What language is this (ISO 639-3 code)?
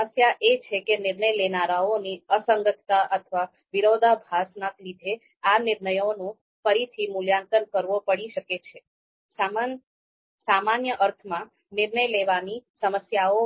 guj